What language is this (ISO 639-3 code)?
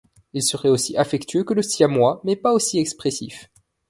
fra